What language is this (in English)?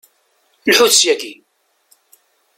Kabyle